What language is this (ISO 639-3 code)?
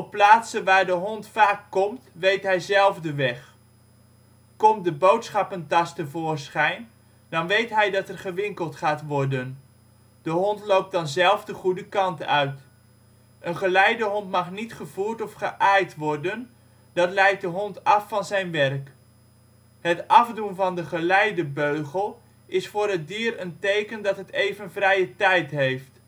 nld